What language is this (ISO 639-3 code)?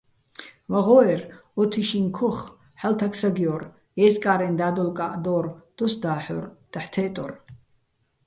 bbl